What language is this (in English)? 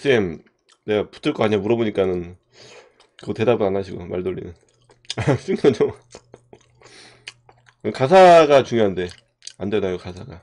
Korean